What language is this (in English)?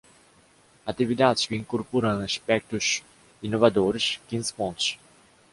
Portuguese